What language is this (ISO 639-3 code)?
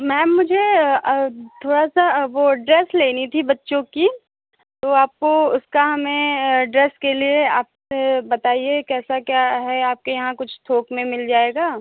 hin